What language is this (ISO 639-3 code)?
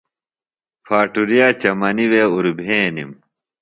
phl